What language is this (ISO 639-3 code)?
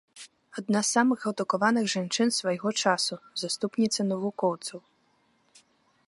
bel